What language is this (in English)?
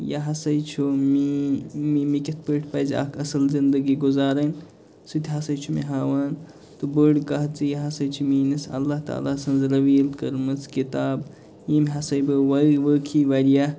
Kashmiri